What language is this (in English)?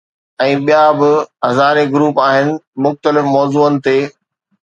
Sindhi